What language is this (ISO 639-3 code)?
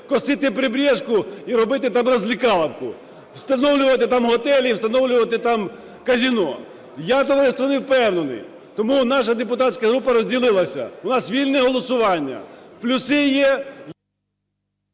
ukr